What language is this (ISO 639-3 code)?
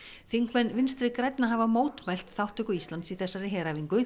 isl